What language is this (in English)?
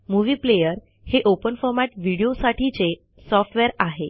Marathi